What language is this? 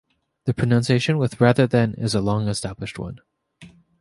English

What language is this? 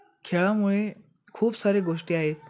Marathi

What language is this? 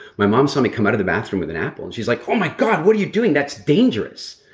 English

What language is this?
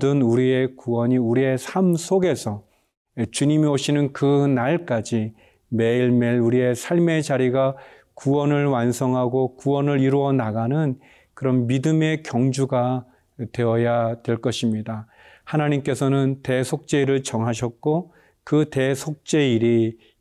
Korean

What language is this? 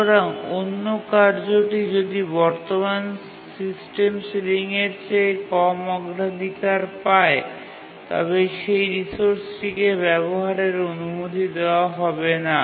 Bangla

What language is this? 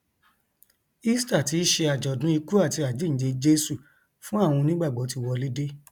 Yoruba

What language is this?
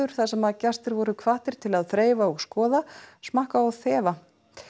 Icelandic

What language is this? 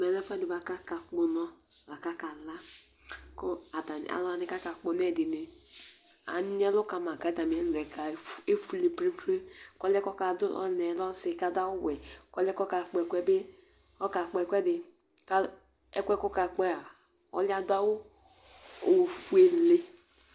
Ikposo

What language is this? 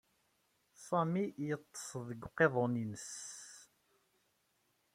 Kabyle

